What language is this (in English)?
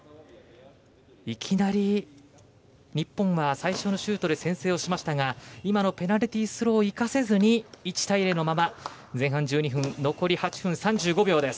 Japanese